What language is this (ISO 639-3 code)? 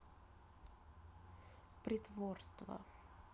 rus